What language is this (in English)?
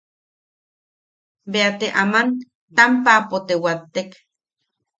Yaqui